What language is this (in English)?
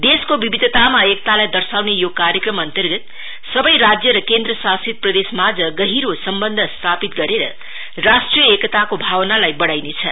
Nepali